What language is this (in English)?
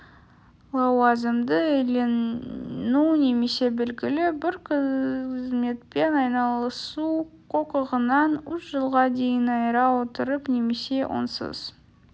Kazakh